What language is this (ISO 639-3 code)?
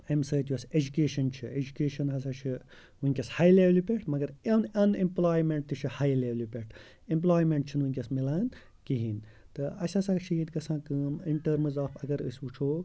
kas